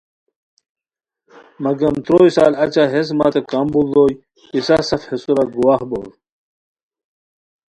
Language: Khowar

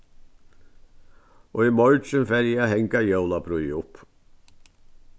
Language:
Faroese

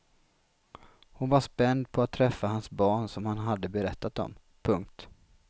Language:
Swedish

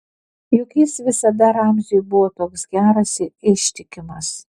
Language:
Lithuanian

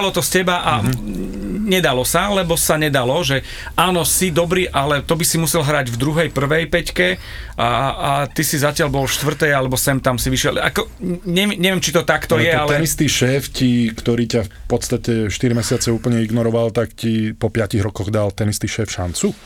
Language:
Slovak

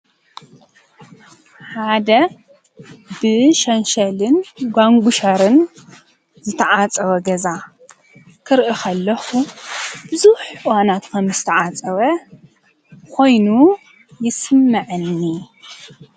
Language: Tigrinya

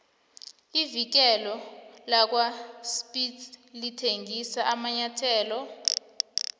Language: South Ndebele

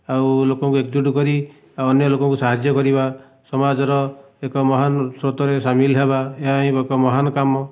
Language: Odia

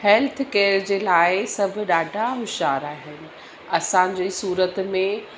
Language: Sindhi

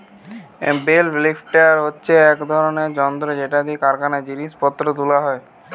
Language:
Bangla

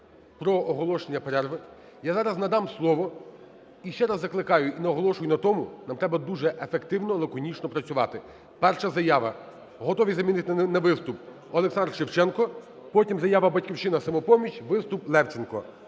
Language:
Ukrainian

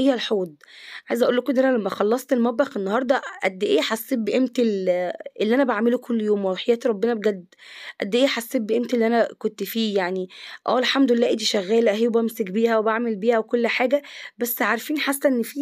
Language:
Arabic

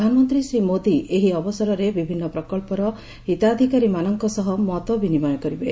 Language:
Odia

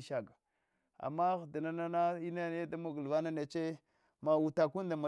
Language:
Hwana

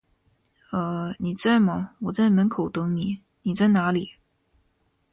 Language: Chinese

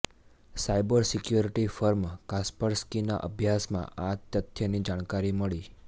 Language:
Gujarati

